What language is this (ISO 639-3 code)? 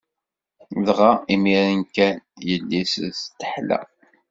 kab